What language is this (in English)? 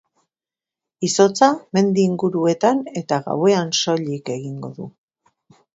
Basque